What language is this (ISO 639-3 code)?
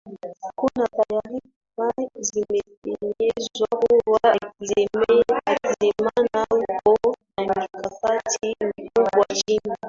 swa